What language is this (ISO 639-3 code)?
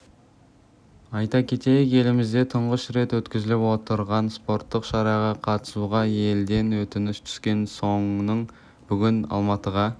kaz